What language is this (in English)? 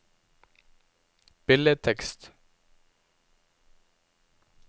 Norwegian